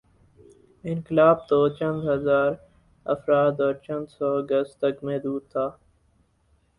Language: Urdu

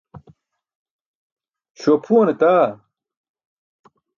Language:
Burushaski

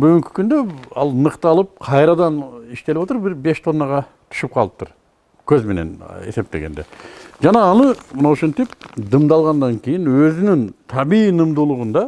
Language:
Turkish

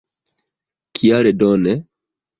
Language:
Esperanto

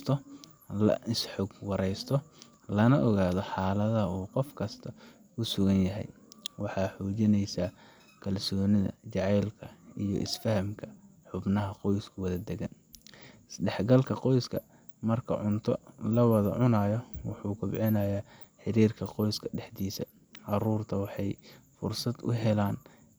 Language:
Somali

